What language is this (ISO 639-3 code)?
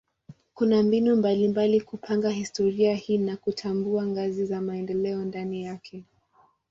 swa